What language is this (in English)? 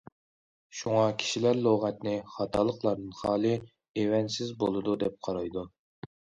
Uyghur